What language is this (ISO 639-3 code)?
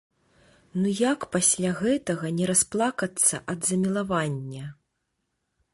bel